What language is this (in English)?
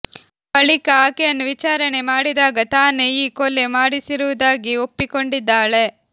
Kannada